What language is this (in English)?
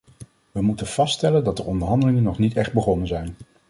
Dutch